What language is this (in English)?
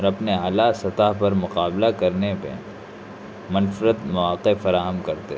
Urdu